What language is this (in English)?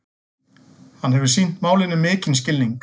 Icelandic